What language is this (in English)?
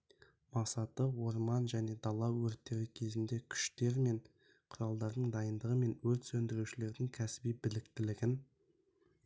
Kazakh